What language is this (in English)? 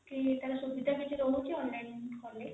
Odia